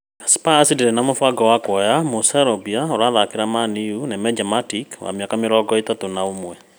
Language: Kikuyu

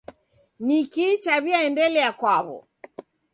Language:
Taita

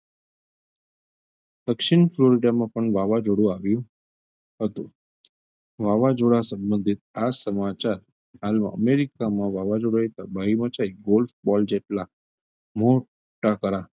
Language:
Gujarati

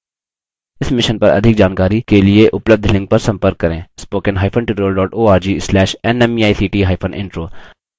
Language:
Hindi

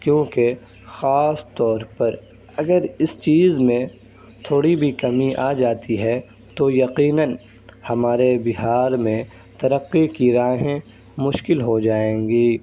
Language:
Urdu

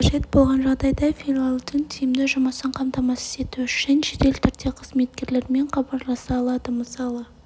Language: Kazakh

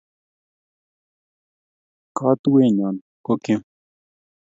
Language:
Kalenjin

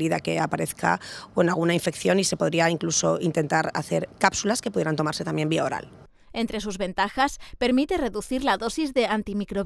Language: Spanish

